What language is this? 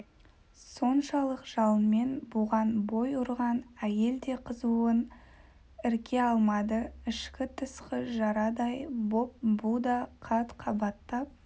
Kazakh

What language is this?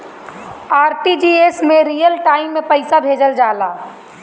Bhojpuri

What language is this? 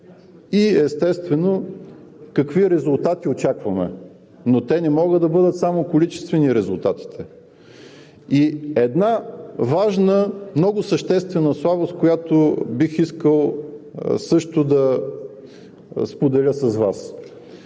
Bulgarian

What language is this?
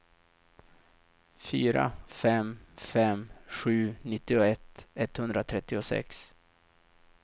Swedish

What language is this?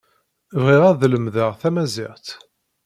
Kabyle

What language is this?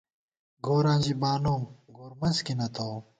Gawar-Bati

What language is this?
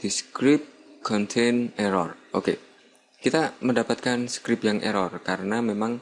Indonesian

